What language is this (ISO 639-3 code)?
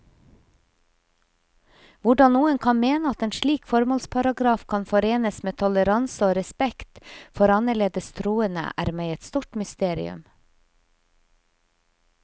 nor